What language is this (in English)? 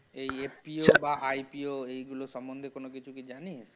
Bangla